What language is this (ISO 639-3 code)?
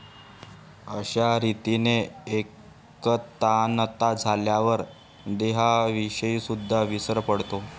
mar